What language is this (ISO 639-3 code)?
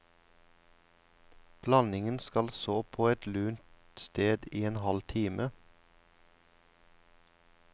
nor